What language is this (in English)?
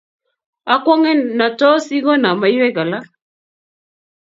Kalenjin